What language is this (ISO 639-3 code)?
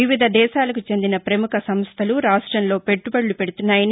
tel